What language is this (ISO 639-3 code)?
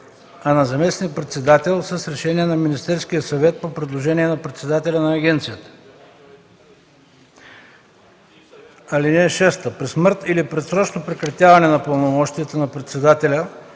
bul